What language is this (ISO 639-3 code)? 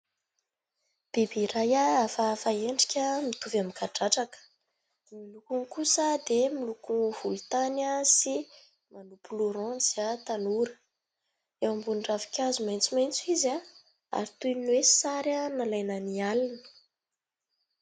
mlg